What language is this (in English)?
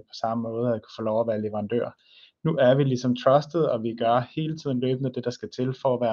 Danish